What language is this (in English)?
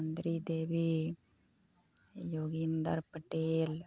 Maithili